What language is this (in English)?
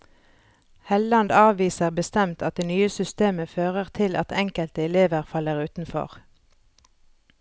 Norwegian